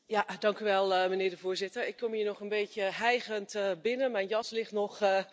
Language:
Dutch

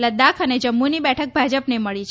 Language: Gujarati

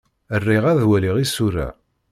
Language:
Kabyle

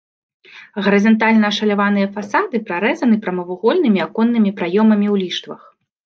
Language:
Belarusian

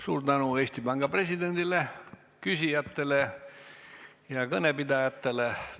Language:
Estonian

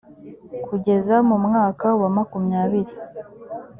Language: Kinyarwanda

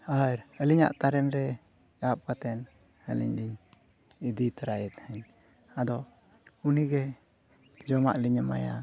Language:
Santali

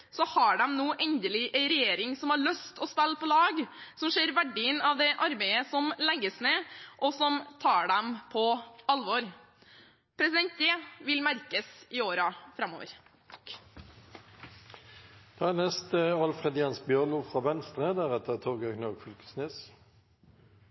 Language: Norwegian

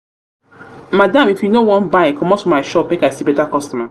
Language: Nigerian Pidgin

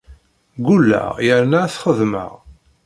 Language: Kabyle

